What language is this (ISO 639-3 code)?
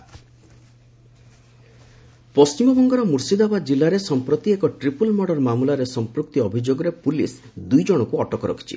ori